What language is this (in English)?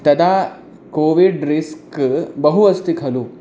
Sanskrit